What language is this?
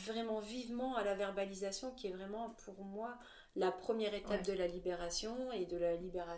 French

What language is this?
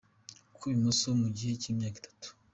Kinyarwanda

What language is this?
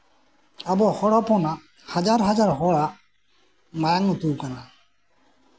Santali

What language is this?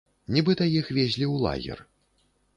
Belarusian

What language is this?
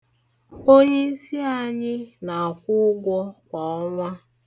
Igbo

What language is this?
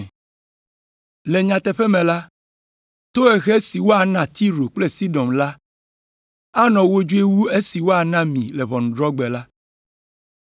Ewe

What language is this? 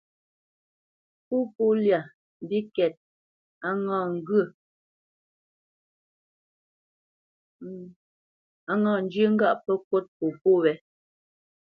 Bamenyam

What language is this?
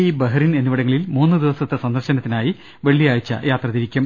Malayalam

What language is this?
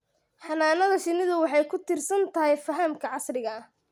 Somali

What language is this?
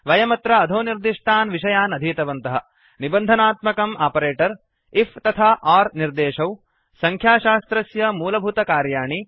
Sanskrit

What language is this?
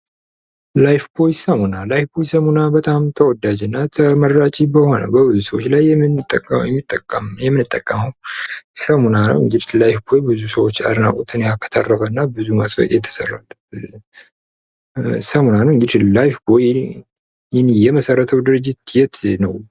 Amharic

